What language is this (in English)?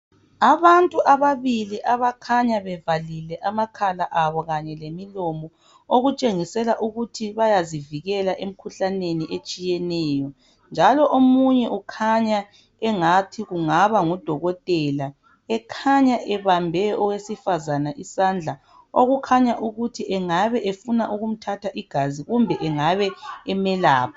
North Ndebele